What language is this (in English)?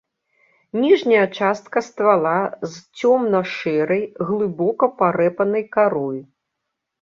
Belarusian